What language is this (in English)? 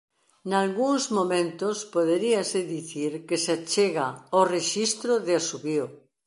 Galician